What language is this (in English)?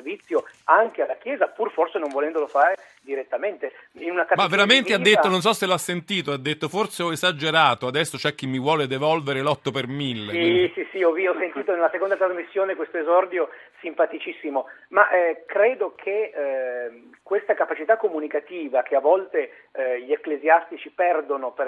Italian